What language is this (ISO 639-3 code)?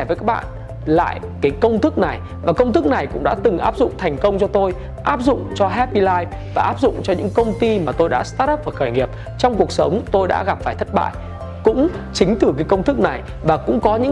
vie